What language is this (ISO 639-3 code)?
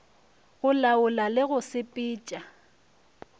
nso